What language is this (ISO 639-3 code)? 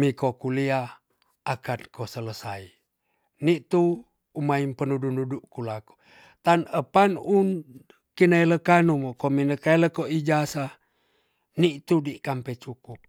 txs